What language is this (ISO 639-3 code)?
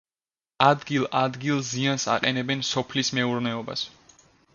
kat